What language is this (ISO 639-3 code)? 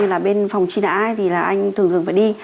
vie